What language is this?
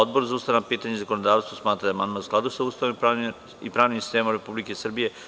Serbian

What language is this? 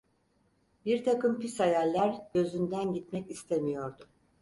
Turkish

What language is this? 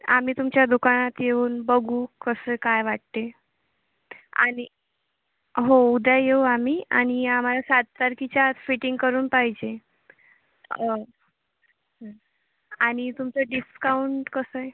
Marathi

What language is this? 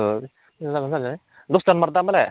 Bodo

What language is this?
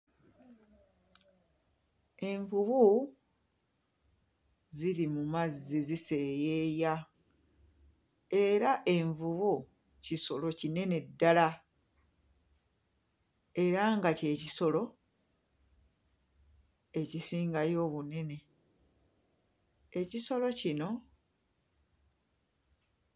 Ganda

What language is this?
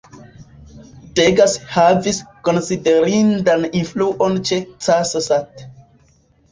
Esperanto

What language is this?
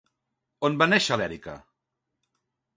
Catalan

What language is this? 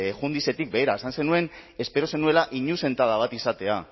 Basque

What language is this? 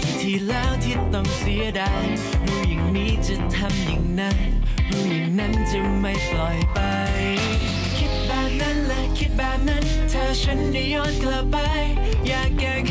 Thai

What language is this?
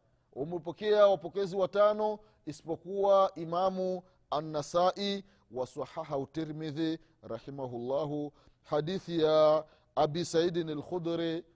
Swahili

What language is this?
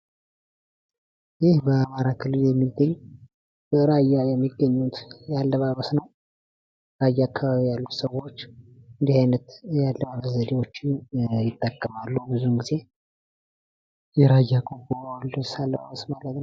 Amharic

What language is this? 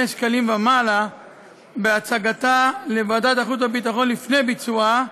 Hebrew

